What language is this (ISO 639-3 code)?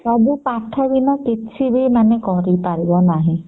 ori